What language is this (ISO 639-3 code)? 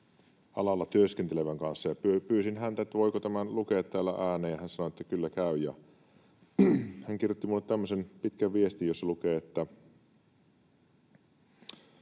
fin